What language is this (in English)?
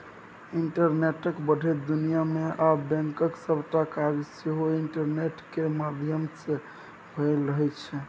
Maithili